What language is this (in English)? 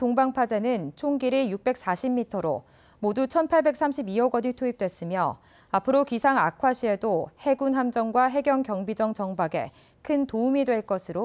Korean